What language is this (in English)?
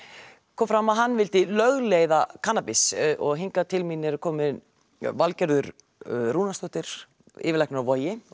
Icelandic